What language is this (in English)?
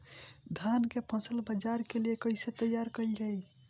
Bhojpuri